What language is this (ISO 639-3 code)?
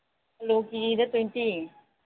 mni